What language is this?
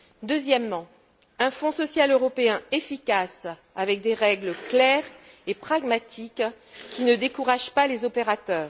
French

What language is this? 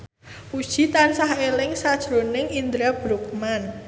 Javanese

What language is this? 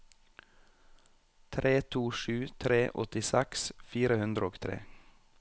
Norwegian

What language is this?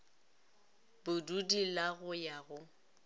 Northern Sotho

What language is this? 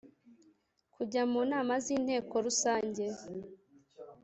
Kinyarwanda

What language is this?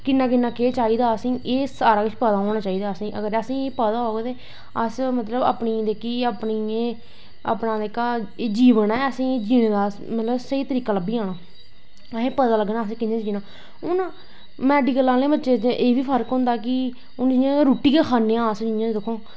Dogri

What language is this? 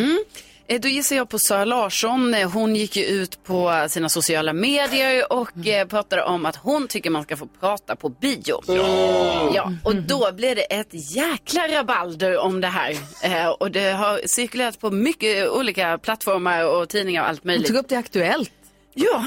Swedish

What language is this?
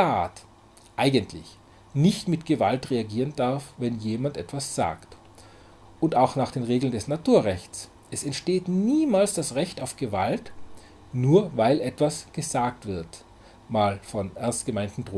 German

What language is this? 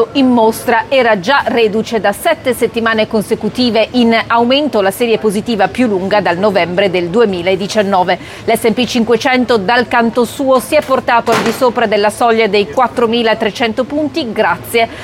Italian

